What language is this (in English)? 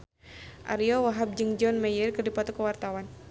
Sundanese